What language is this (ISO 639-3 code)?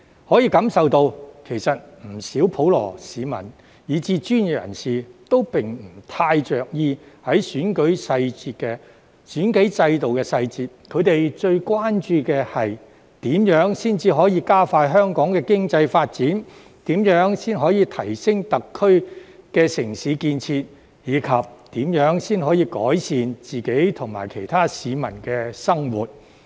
yue